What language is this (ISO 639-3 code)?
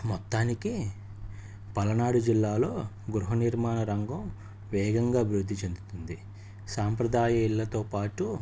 tel